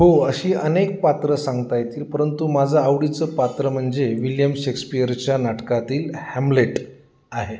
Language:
Marathi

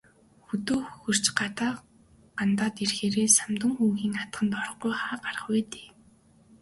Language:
Mongolian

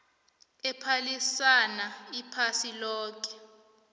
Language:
South Ndebele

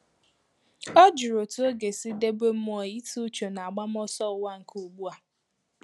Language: Igbo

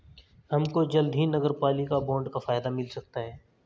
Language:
Hindi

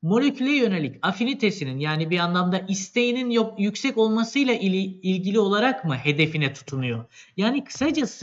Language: Turkish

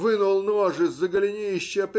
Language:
Russian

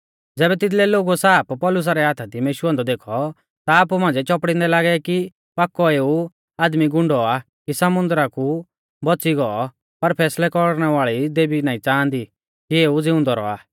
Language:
Mahasu Pahari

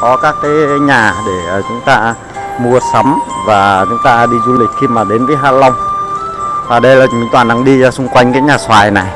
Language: Vietnamese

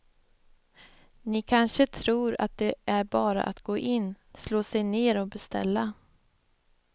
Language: Swedish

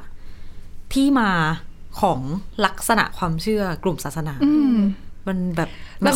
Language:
Thai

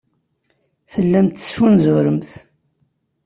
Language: Kabyle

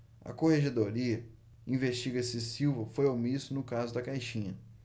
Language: Portuguese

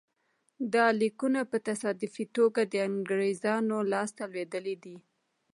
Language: Pashto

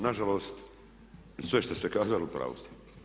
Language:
Croatian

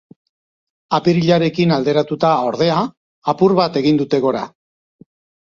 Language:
Basque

